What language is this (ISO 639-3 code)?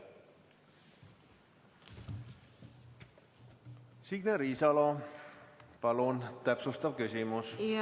est